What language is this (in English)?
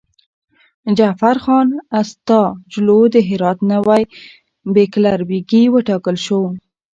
Pashto